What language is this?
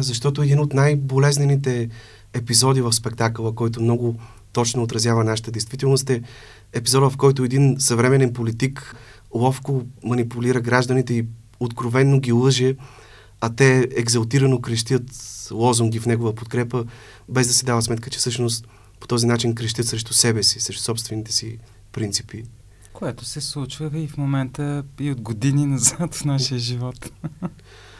Bulgarian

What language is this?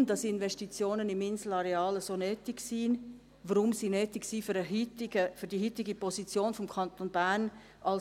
Swiss German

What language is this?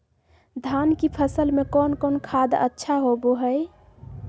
Magahi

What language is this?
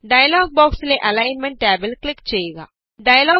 Malayalam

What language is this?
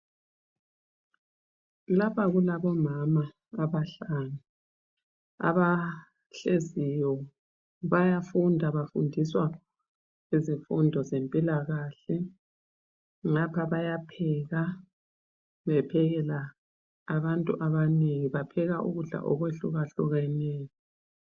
North Ndebele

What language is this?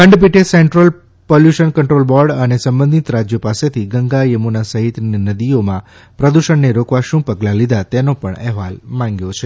Gujarati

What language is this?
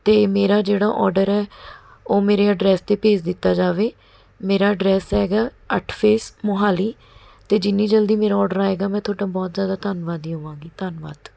Punjabi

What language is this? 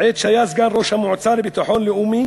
Hebrew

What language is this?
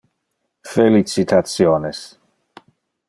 Interlingua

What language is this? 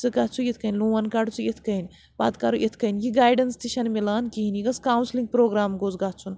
Kashmiri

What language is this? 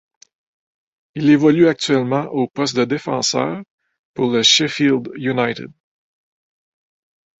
French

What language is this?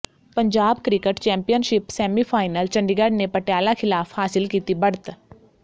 Punjabi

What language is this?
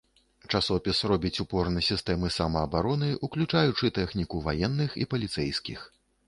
Belarusian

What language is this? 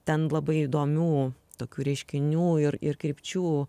Lithuanian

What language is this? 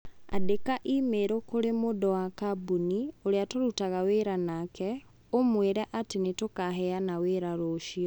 Kikuyu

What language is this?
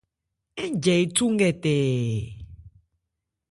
Ebrié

